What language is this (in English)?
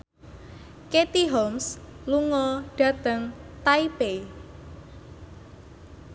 Javanese